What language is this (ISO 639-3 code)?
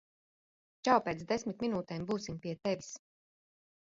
lav